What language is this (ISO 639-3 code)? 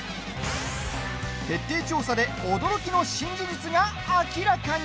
jpn